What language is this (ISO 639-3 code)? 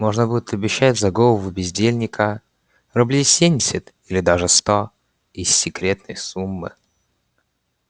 rus